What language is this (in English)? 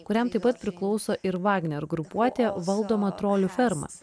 Lithuanian